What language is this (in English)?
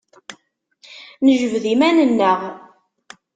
Kabyle